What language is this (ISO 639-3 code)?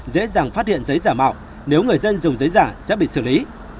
vie